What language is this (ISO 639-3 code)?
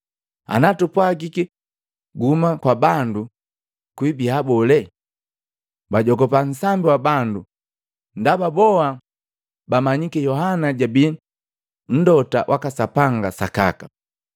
mgv